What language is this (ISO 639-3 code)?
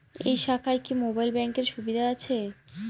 ben